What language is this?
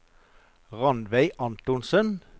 Norwegian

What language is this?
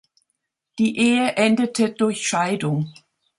German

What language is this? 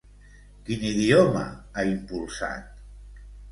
Catalan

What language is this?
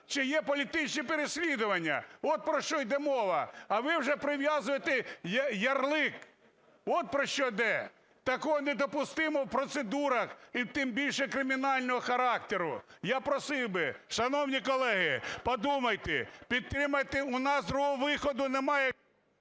Ukrainian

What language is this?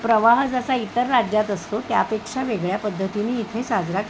Marathi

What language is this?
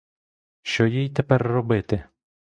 Ukrainian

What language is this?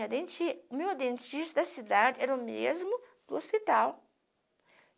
Portuguese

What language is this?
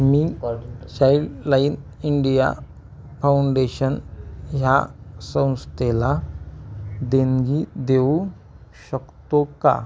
Marathi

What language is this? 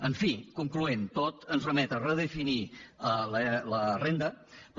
Catalan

